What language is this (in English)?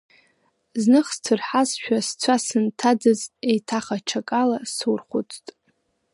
Abkhazian